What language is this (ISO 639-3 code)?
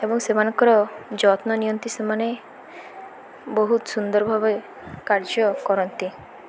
ori